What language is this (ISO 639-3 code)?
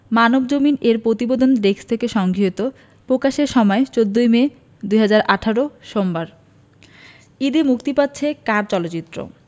ben